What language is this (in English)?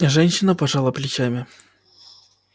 Russian